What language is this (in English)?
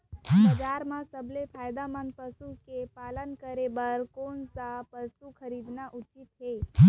Chhattisgarhi